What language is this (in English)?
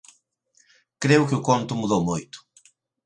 Galician